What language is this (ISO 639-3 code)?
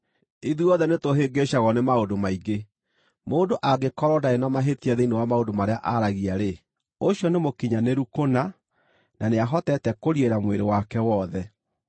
kik